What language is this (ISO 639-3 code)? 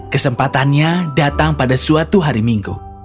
ind